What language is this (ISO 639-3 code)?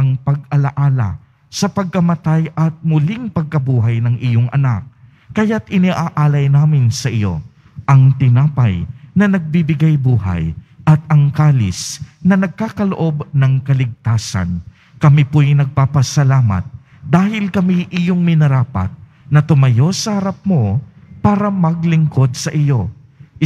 fil